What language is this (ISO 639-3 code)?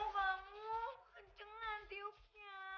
ind